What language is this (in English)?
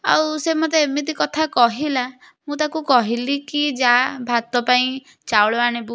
Odia